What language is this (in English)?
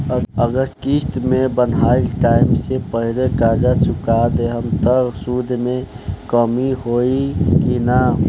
Bhojpuri